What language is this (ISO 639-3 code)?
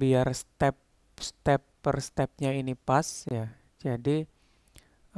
ind